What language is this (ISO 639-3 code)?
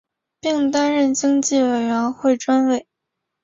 zho